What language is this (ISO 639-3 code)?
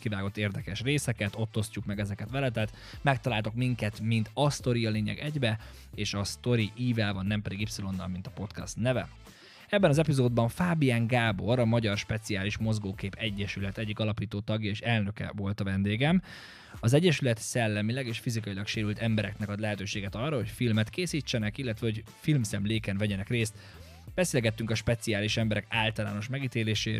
hun